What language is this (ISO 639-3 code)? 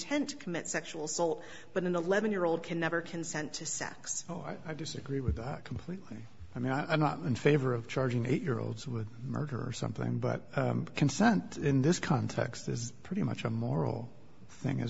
eng